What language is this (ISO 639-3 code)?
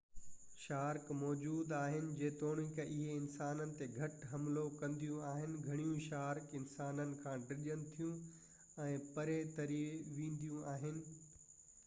snd